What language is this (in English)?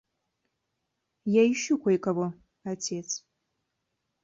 Russian